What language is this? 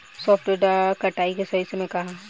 Bhojpuri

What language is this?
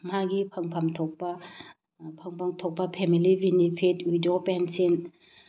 Manipuri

